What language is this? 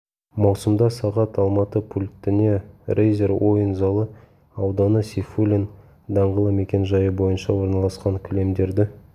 Kazakh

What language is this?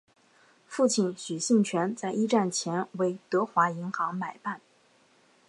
Chinese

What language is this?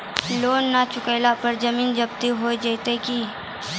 Maithili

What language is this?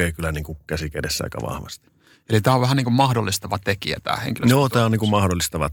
Finnish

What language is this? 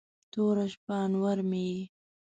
Pashto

